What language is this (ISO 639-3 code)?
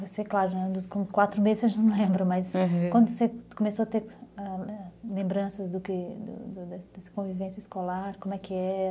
por